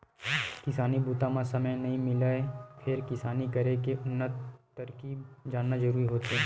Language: Chhattisgarhi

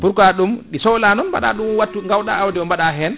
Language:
Fula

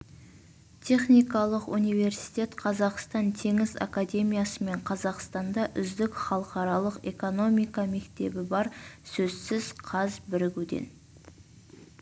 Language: Kazakh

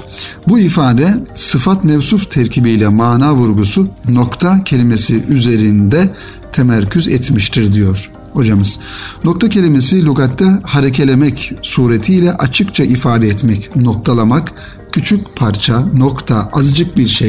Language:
Turkish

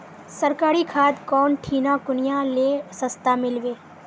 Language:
Magahi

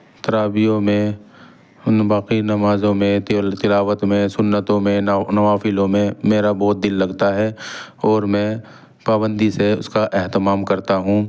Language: Urdu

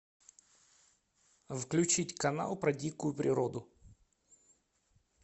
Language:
Russian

